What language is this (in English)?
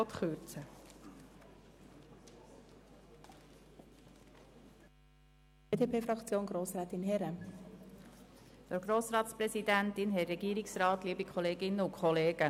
Swiss German